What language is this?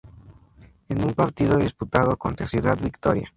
Spanish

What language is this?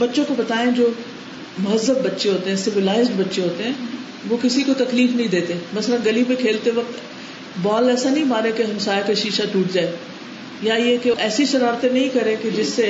Urdu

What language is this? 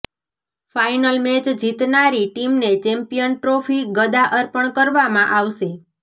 Gujarati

